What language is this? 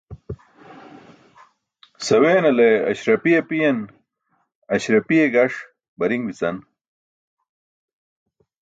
Burushaski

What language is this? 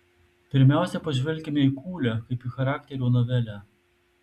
Lithuanian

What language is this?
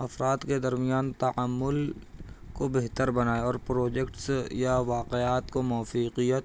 Urdu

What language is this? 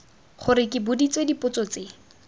Tswana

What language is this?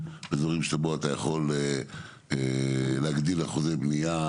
Hebrew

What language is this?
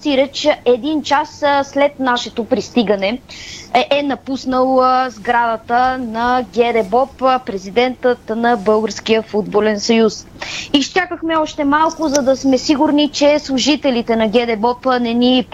Bulgarian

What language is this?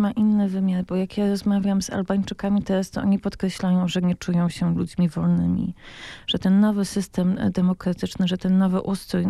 Polish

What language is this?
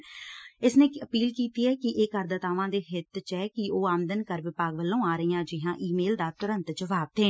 Punjabi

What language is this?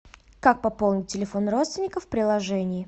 Russian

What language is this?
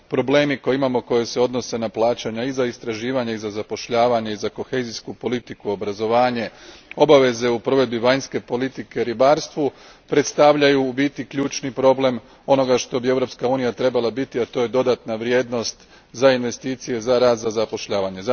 Croatian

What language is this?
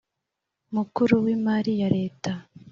Kinyarwanda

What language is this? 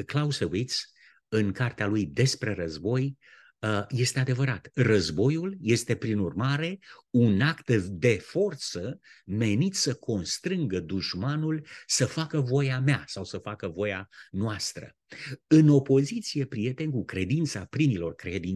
Romanian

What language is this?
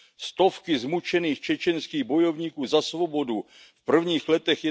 Czech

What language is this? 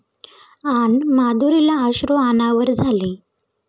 Marathi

